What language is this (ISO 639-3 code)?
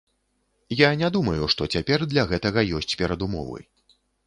bel